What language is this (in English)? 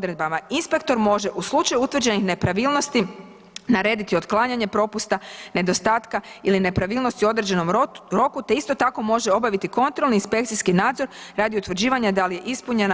Croatian